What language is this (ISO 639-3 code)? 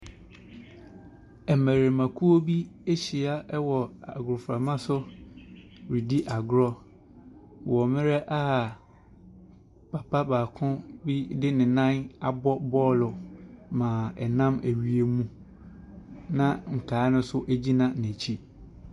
aka